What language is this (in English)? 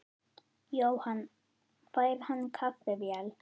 Icelandic